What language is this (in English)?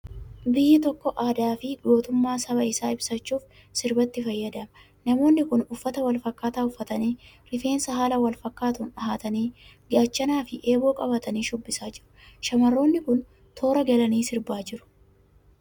Oromo